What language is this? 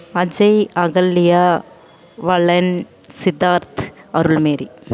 Tamil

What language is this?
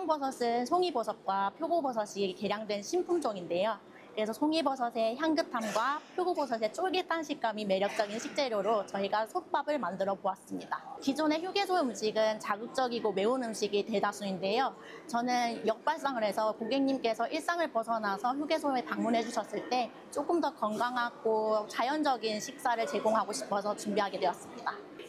Korean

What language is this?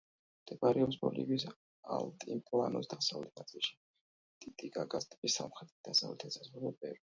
Georgian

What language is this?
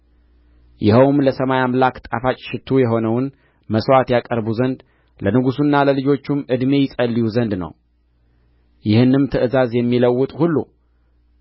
Amharic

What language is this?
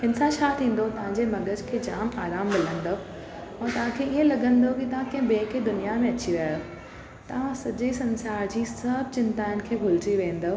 Sindhi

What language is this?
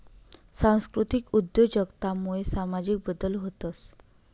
Marathi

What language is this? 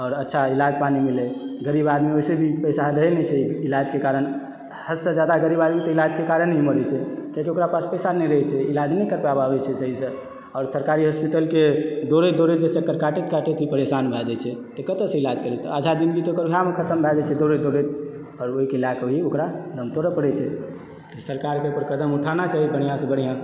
Maithili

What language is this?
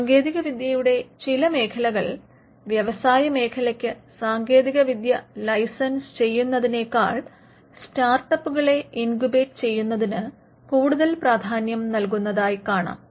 Malayalam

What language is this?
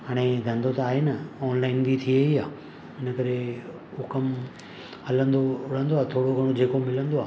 Sindhi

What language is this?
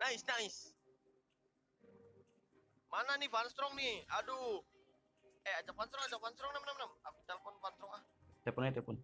Indonesian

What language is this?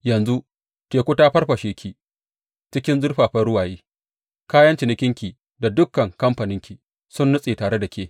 Hausa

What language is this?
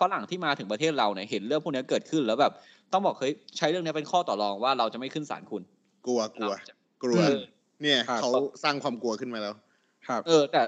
Thai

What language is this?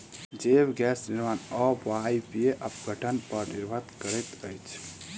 Maithili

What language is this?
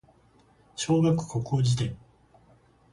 Japanese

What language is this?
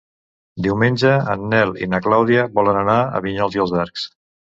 Catalan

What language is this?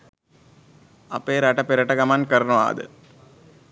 Sinhala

